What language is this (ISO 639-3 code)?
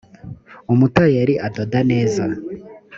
kin